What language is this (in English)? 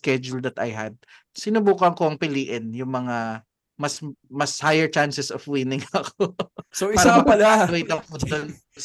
Filipino